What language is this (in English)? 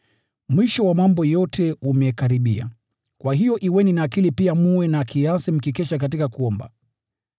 Swahili